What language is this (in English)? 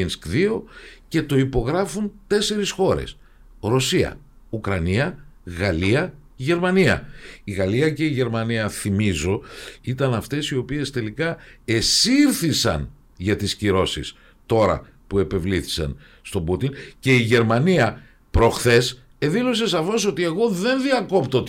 Greek